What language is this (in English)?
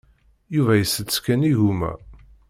Kabyle